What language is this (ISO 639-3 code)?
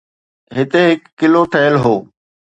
snd